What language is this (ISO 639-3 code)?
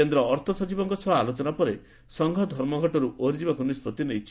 ori